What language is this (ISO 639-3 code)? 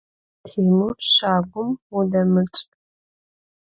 ady